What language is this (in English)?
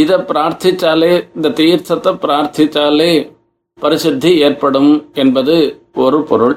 Tamil